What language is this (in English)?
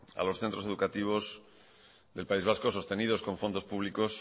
Spanish